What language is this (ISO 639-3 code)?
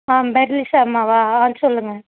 tam